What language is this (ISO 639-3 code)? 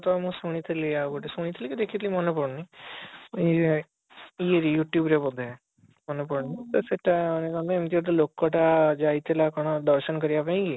ori